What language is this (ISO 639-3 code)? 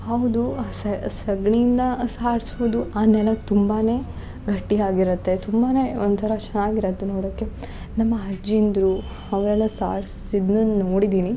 kan